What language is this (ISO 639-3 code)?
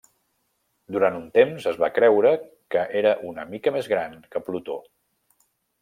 cat